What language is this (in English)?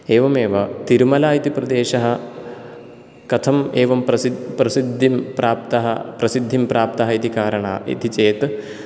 Sanskrit